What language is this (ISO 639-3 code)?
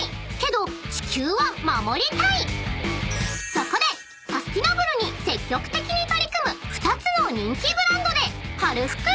jpn